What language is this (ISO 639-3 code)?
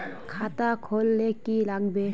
mag